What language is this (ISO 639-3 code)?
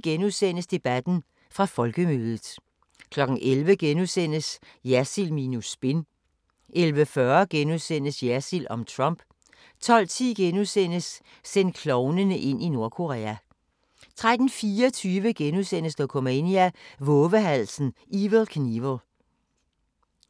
dan